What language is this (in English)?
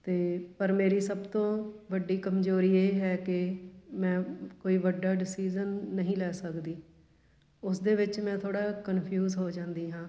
Punjabi